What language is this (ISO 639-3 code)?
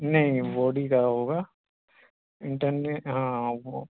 urd